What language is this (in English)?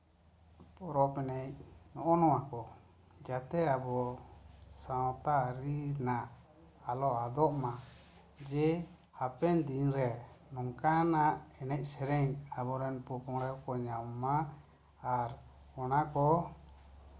Santali